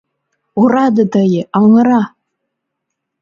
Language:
Mari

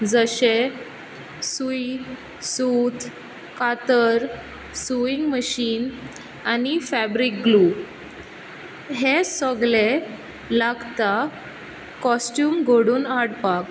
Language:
Konkani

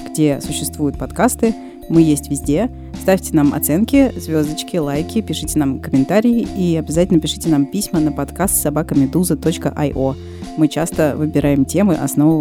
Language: Russian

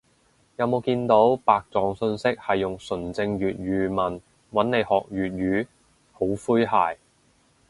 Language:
Cantonese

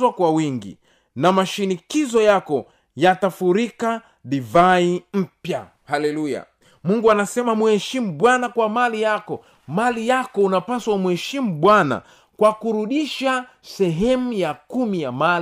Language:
Swahili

